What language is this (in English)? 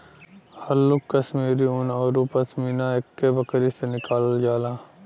Bhojpuri